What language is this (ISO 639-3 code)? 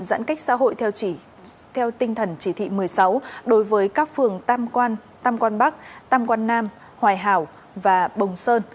vie